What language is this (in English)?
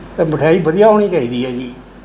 Punjabi